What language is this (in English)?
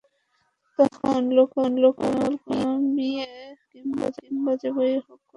Bangla